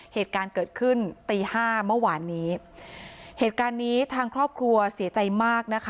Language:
Thai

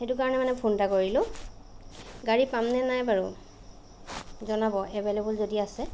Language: Assamese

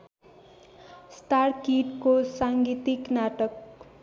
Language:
Nepali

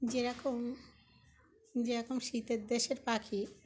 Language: Bangla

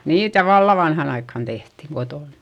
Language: Finnish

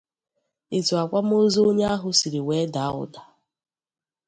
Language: Igbo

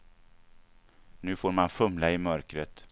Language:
Swedish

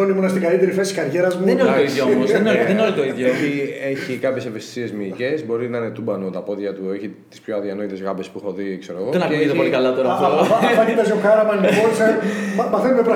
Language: Greek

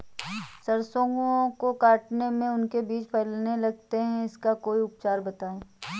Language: Hindi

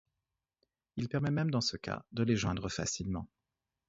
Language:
French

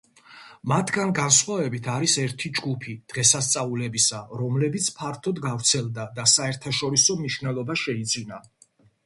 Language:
Georgian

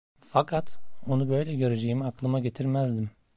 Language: Turkish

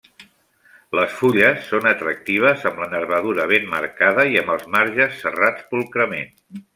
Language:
Catalan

